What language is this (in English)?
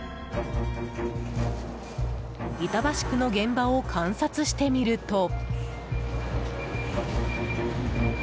Japanese